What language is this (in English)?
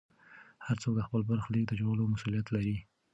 Pashto